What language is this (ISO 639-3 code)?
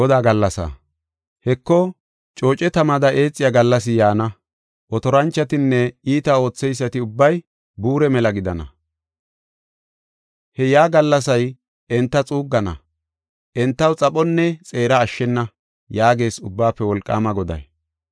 gof